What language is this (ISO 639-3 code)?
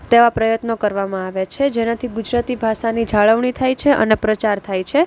guj